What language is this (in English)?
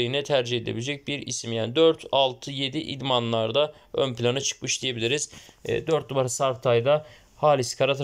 Turkish